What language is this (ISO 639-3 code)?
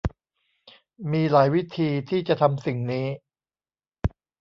tha